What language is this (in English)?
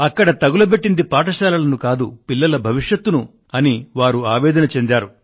Telugu